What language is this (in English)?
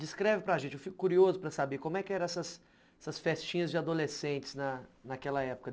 Portuguese